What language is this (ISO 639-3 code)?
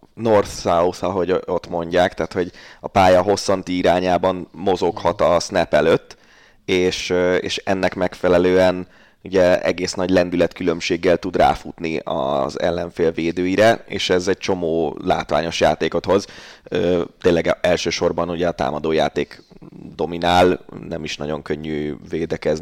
hun